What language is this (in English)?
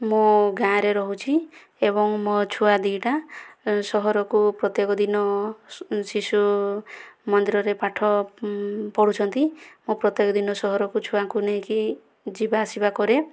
Odia